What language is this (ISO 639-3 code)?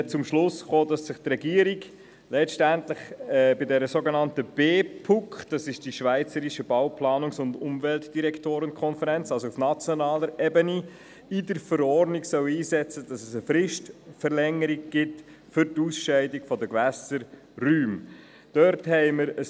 gsw